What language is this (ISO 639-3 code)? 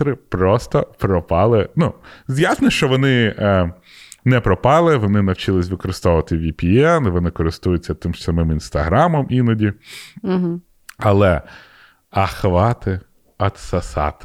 ukr